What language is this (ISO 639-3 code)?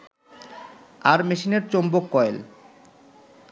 ben